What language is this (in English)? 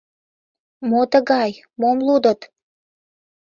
Mari